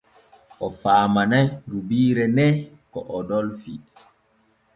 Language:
Borgu Fulfulde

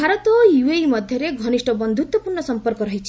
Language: Odia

